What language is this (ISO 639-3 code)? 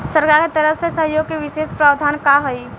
bho